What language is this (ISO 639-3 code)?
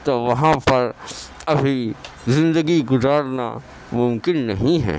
urd